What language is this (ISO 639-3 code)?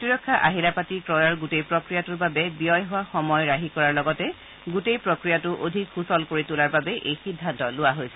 asm